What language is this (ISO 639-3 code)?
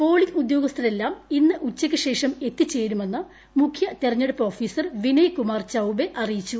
mal